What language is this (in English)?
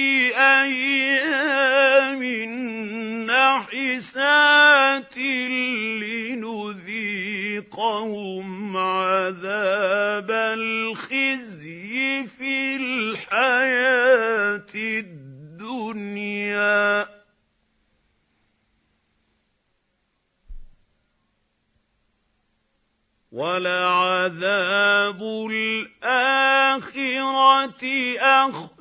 Arabic